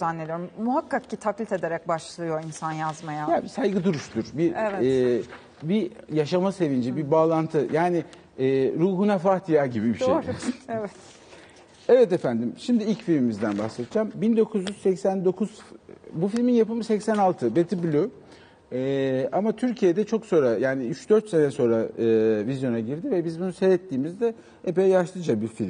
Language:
Turkish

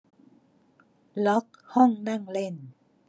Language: Thai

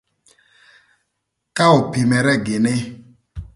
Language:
Thur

